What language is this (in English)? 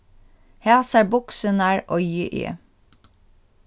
Faroese